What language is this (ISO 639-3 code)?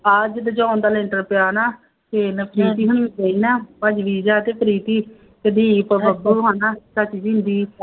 pan